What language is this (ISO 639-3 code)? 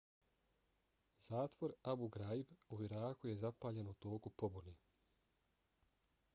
bos